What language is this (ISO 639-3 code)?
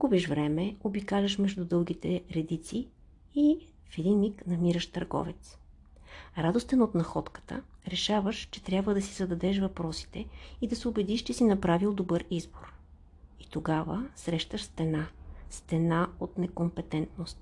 bul